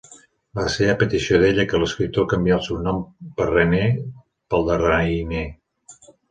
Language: Catalan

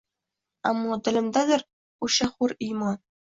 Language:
Uzbek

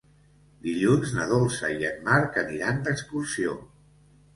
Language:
Catalan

